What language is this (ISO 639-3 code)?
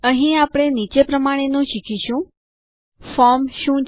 guj